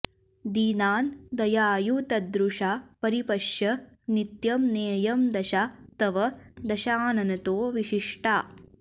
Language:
Sanskrit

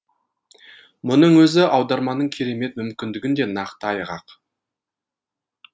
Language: Kazakh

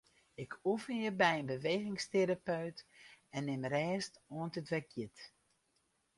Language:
Western Frisian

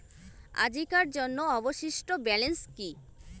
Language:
Bangla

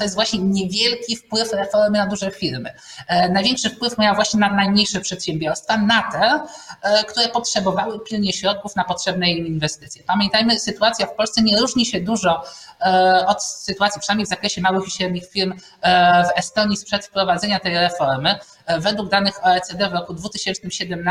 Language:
Polish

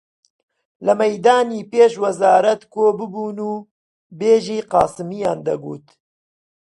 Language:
Central Kurdish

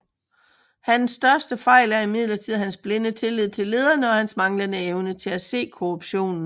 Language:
Danish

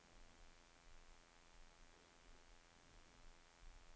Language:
Danish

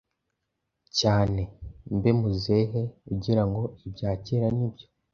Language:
Kinyarwanda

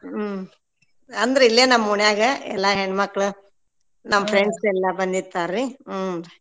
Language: Kannada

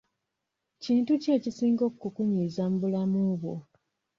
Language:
Ganda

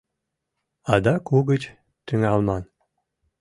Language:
Mari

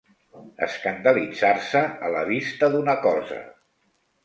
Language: Catalan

